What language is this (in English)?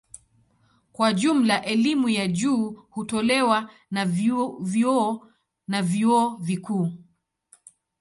Swahili